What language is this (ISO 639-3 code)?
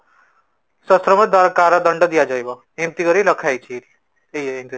ori